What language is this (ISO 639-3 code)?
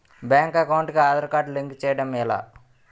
tel